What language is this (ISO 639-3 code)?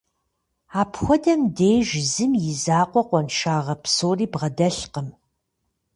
kbd